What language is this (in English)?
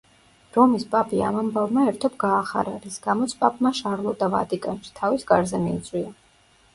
Georgian